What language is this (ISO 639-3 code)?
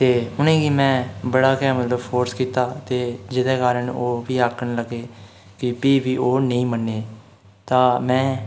doi